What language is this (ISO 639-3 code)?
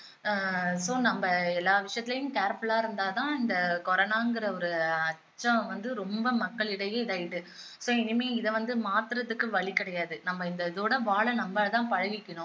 tam